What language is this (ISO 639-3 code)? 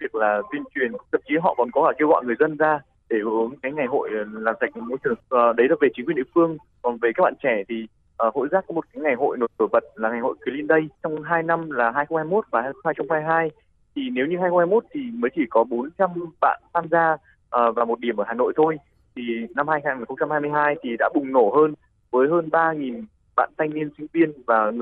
vie